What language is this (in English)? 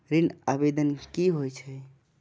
Maithili